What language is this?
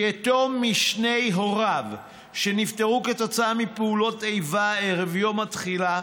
Hebrew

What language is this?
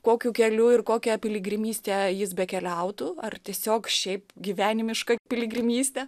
Lithuanian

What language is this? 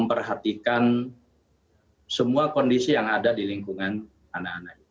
Indonesian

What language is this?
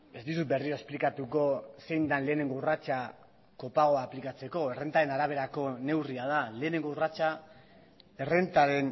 Basque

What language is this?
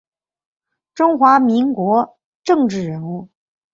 Chinese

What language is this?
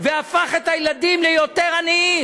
Hebrew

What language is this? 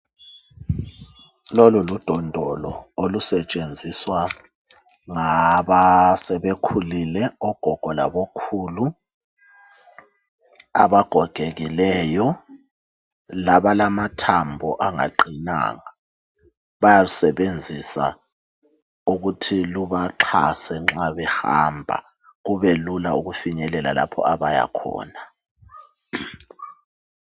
North Ndebele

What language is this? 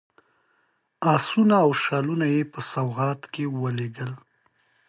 Pashto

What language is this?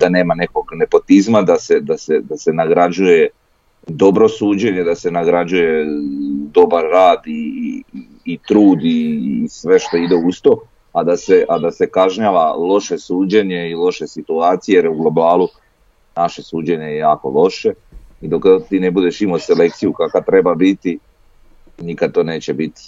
Croatian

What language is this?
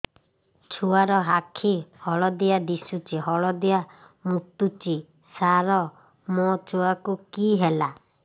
Odia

